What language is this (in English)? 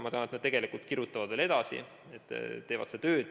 Estonian